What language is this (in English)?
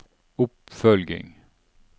Norwegian